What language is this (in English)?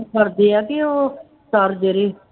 Punjabi